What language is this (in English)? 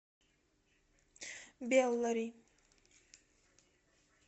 Russian